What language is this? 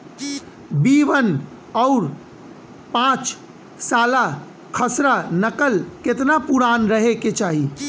Bhojpuri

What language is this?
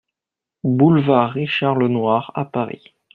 French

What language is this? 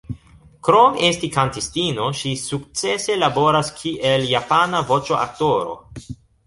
Esperanto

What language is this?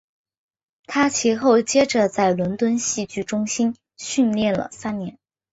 Chinese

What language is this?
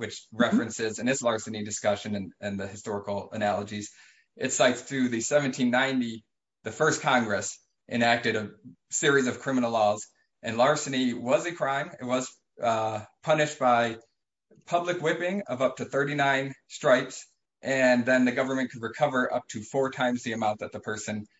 English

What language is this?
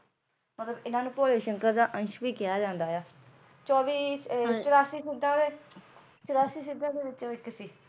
Punjabi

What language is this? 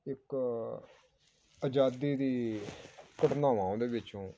Punjabi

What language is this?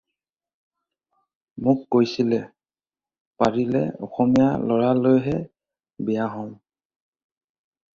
Assamese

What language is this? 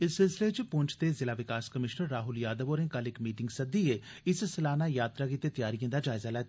Dogri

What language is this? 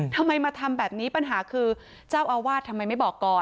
Thai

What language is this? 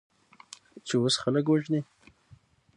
Pashto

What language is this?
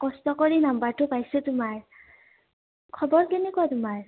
Assamese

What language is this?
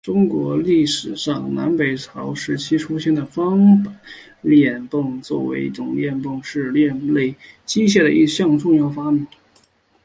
Chinese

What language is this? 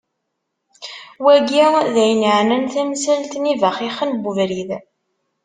Kabyle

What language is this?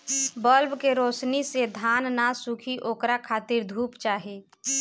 Bhojpuri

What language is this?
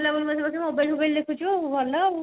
Odia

